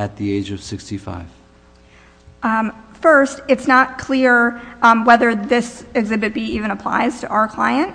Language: English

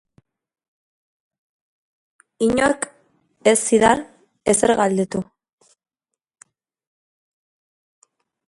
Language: Basque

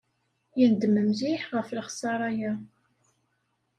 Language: Kabyle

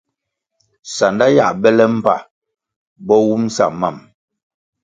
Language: Kwasio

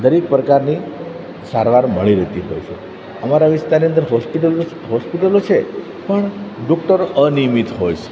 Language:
Gujarati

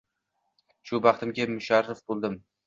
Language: Uzbek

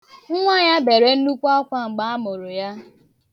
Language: Igbo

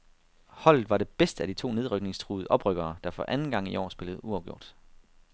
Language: Danish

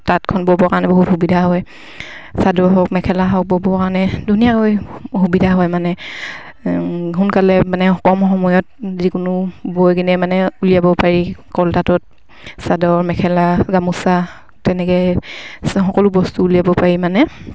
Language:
Assamese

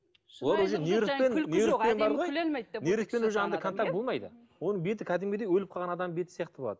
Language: Kazakh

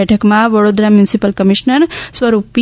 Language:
Gujarati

